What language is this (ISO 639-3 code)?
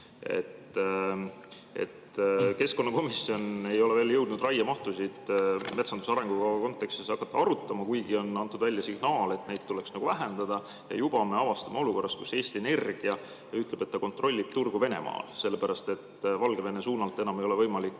est